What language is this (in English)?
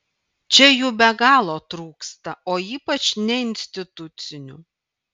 Lithuanian